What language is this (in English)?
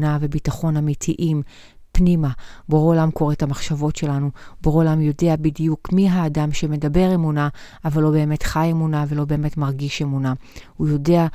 Hebrew